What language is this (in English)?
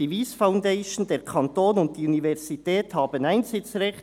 Swiss German